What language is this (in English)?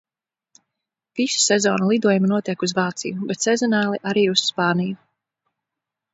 Latvian